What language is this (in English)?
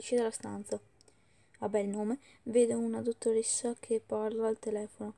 Italian